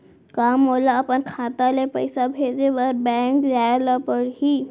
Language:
Chhattisgarhi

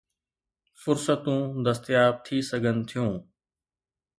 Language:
Sindhi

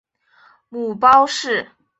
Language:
Chinese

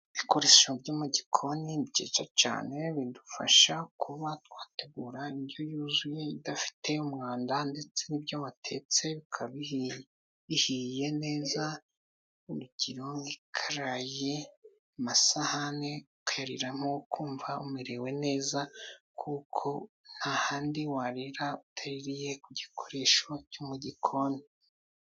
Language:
Kinyarwanda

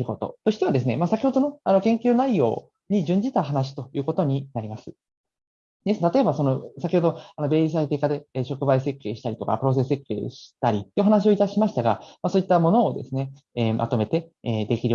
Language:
Japanese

